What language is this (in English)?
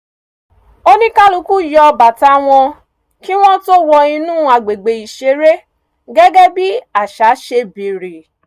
Yoruba